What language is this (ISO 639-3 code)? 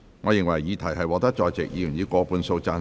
yue